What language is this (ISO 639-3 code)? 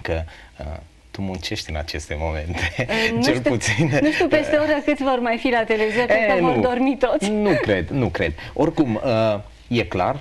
ron